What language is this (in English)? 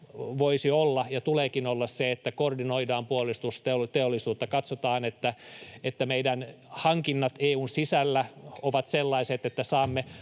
Finnish